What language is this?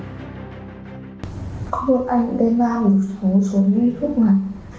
Vietnamese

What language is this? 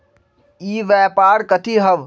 Magahi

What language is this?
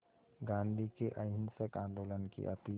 Hindi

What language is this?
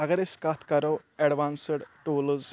Kashmiri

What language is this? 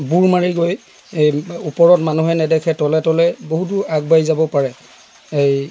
Assamese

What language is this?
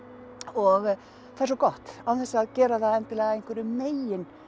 Icelandic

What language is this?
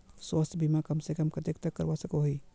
Magahi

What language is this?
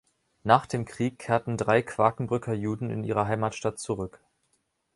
German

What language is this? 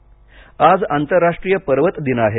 Marathi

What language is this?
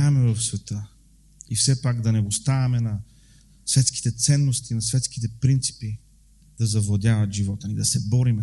Bulgarian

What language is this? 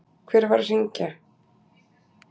Icelandic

